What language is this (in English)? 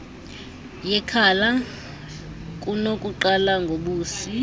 Xhosa